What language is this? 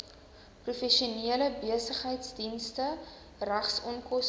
Afrikaans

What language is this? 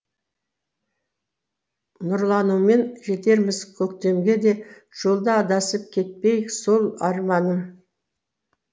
Kazakh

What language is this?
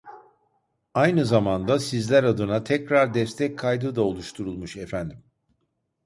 Turkish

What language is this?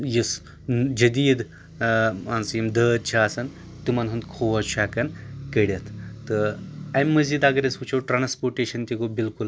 Kashmiri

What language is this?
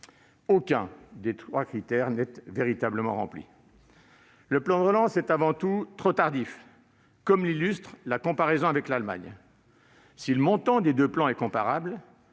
French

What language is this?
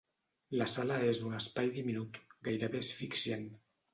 Catalan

